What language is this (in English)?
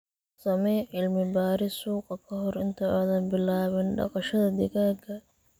Somali